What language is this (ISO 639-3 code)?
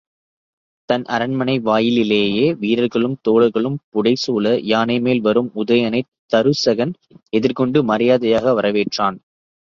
tam